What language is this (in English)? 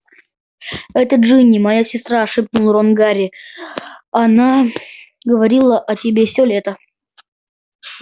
Russian